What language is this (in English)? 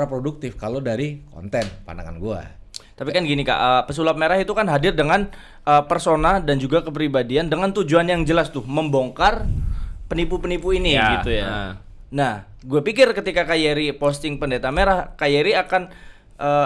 Indonesian